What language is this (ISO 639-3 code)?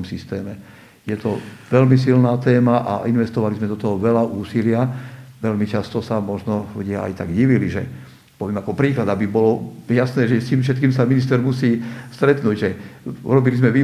slk